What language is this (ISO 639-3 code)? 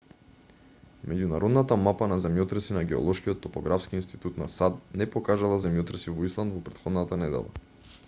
mkd